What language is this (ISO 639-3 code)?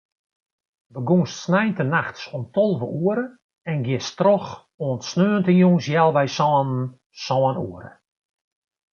fry